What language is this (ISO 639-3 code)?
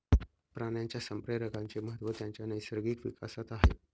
mar